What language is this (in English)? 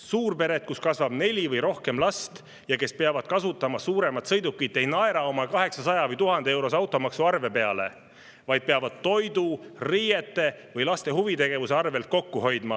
Estonian